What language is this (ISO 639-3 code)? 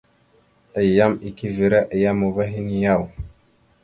mxu